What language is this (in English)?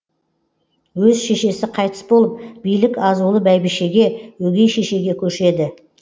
Kazakh